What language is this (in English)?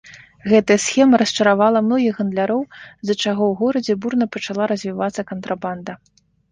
Belarusian